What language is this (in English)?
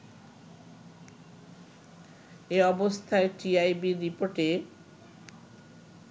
Bangla